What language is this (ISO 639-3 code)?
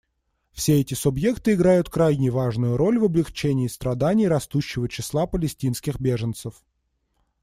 rus